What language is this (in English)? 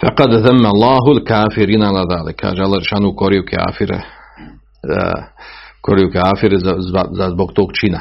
Croatian